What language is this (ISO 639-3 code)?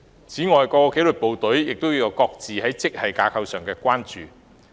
yue